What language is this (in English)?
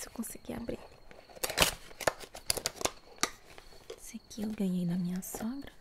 Portuguese